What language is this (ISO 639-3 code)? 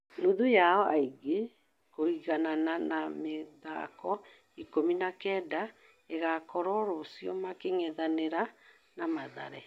kik